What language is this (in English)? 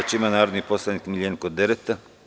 Serbian